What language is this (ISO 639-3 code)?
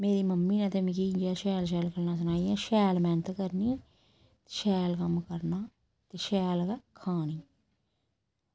doi